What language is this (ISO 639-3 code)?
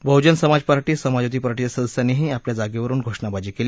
mar